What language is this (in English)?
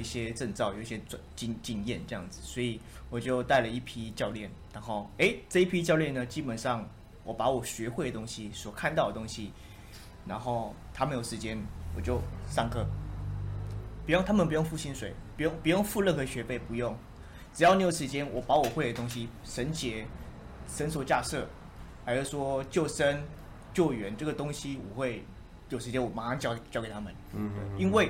Chinese